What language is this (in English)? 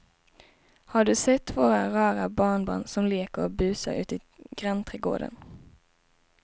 Swedish